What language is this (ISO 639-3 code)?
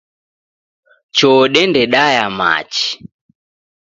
dav